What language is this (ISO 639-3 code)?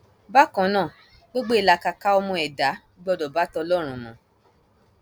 yor